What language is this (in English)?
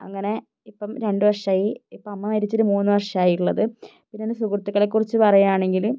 Malayalam